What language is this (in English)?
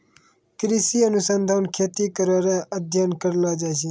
Maithili